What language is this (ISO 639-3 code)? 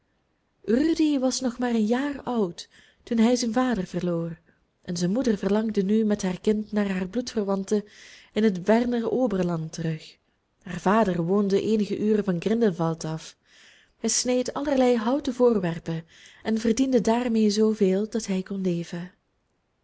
nld